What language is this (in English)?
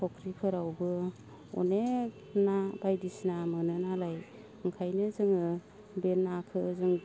Bodo